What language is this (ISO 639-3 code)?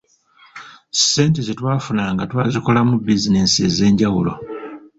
lug